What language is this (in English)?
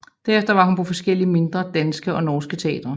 Danish